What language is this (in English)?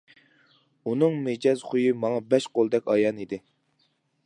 Uyghur